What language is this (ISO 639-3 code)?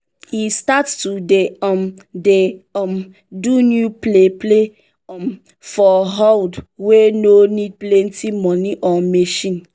pcm